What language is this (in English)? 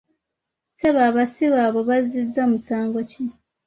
Ganda